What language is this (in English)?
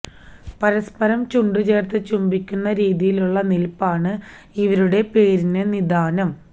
Malayalam